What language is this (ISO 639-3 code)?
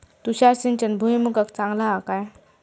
mar